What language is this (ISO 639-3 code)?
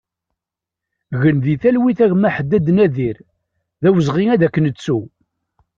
kab